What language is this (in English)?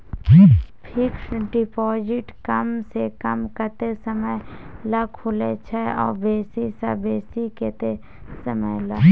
Maithili